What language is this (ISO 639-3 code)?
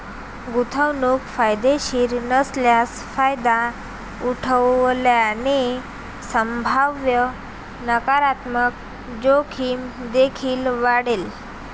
mar